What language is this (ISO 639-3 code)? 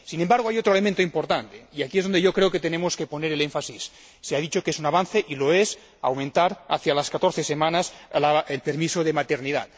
spa